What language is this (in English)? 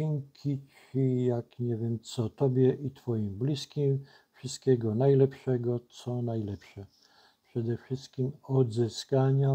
Polish